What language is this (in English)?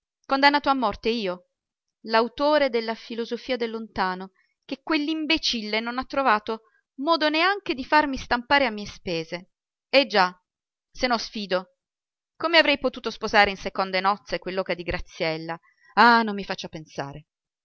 Italian